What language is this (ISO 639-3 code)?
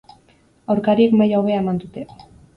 eus